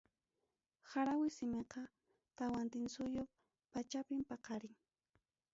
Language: Ayacucho Quechua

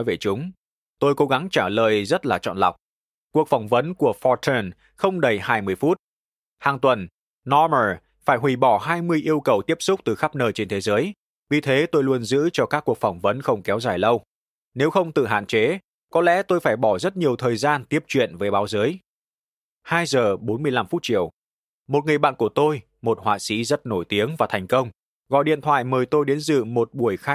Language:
Vietnamese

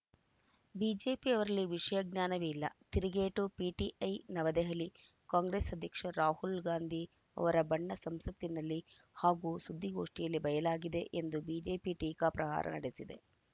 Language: Kannada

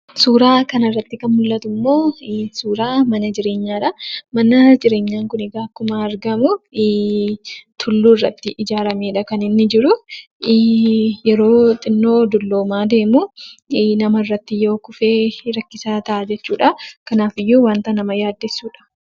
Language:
Oromo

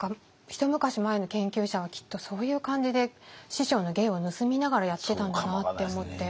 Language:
Japanese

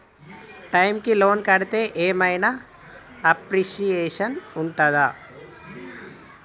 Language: Telugu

